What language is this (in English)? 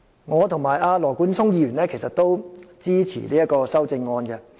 Cantonese